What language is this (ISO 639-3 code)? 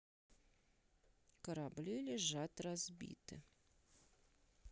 rus